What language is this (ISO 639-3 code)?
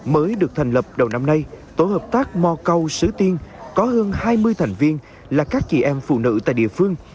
vie